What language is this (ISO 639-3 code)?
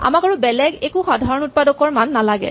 asm